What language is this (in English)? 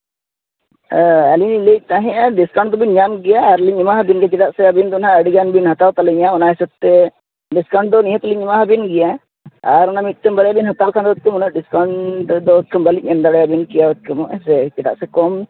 Santali